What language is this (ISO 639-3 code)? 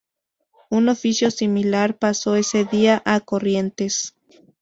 spa